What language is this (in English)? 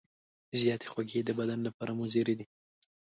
Pashto